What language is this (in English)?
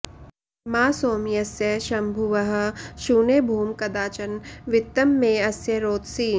Sanskrit